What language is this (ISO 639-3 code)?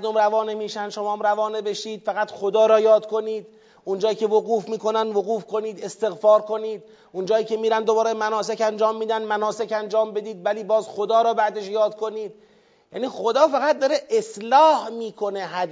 fas